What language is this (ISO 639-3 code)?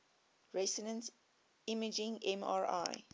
eng